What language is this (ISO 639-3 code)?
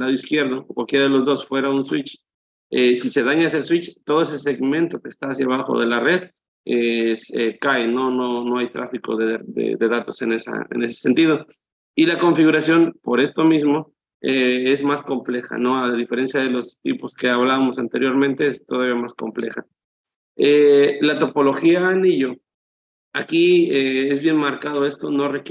spa